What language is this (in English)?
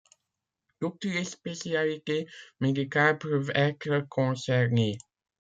French